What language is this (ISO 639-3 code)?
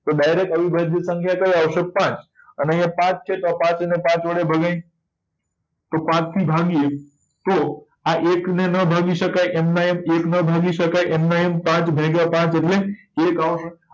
guj